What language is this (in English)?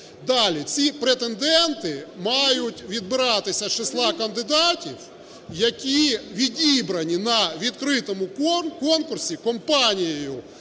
Ukrainian